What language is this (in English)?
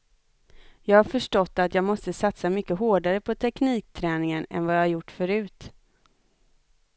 Swedish